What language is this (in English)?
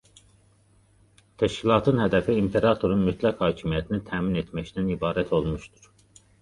Azerbaijani